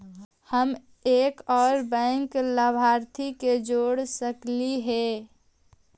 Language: Magahi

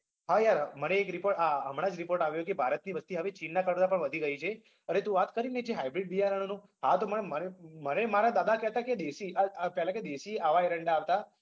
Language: Gujarati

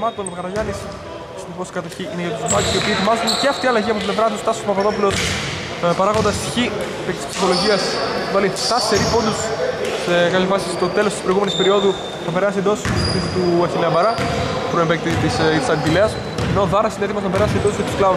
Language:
Greek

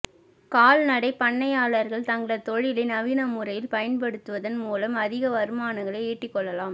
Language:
Tamil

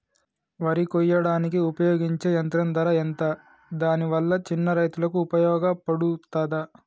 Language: Telugu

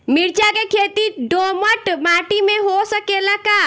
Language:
Bhojpuri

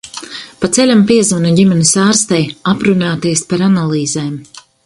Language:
Latvian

